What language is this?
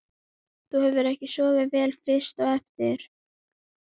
Icelandic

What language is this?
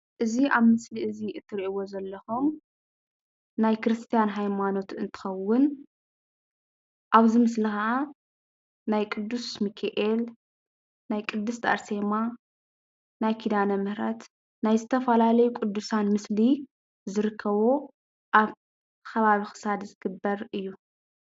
Tigrinya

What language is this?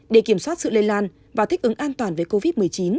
Vietnamese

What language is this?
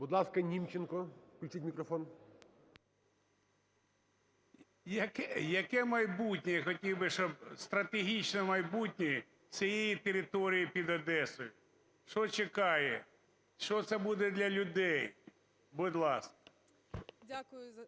Ukrainian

